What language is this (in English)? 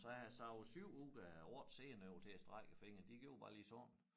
Danish